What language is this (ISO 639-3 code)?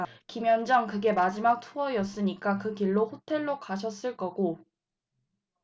kor